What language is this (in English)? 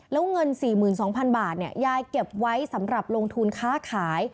Thai